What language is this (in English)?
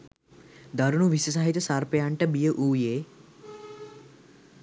Sinhala